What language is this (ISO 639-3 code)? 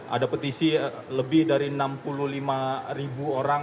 ind